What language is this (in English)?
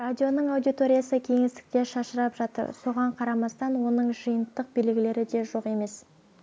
Kazakh